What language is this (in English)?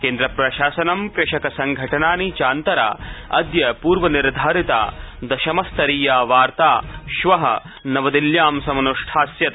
Sanskrit